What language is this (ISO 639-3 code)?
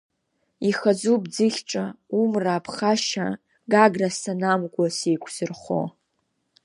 abk